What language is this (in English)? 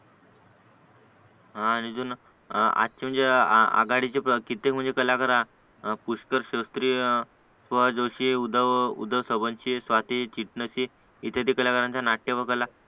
Marathi